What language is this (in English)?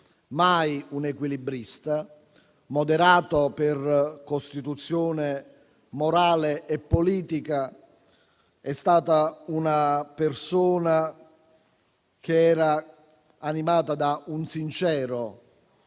Italian